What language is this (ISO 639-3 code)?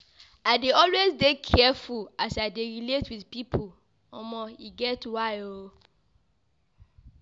pcm